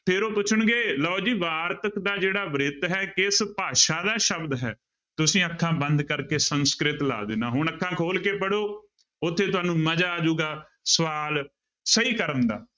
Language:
Punjabi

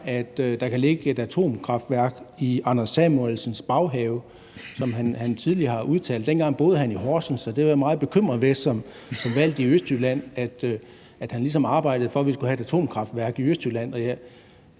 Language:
Danish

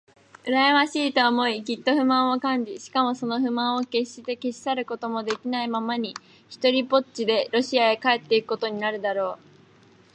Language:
Japanese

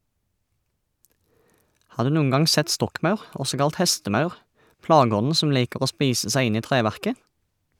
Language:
Norwegian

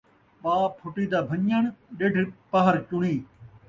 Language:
Saraiki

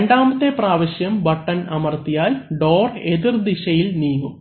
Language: Malayalam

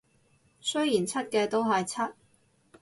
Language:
Cantonese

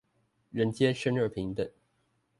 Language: Chinese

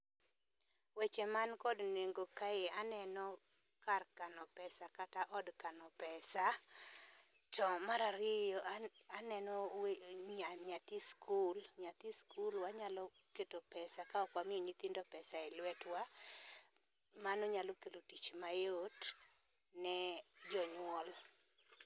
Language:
Luo (Kenya and Tanzania)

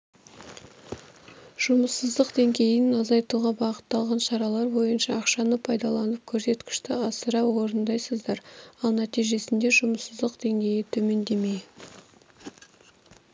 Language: Kazakh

